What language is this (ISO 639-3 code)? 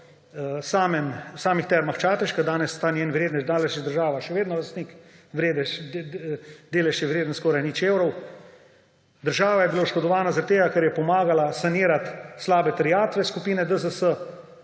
slv